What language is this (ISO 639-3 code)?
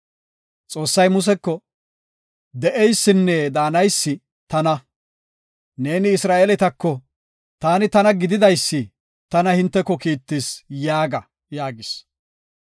gof